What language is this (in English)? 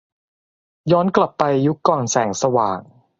Thai